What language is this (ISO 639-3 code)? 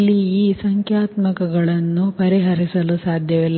kan